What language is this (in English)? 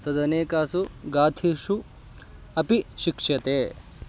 Sanskrit